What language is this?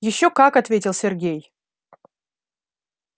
Russian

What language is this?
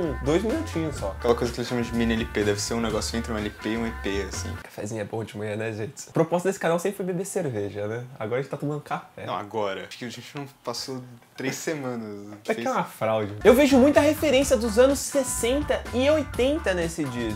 Portuguese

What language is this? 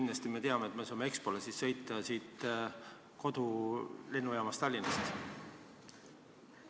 Estonian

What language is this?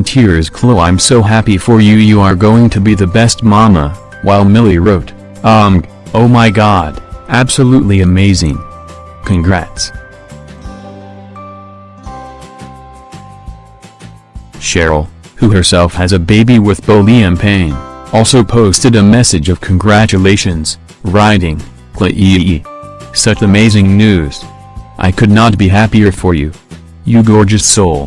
English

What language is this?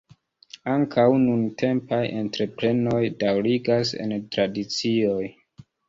Esperanto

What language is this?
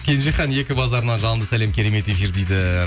Kazakh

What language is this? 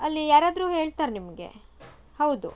Kannada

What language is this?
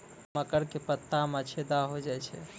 Maithili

